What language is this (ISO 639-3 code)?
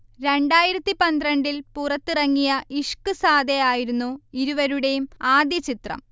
mal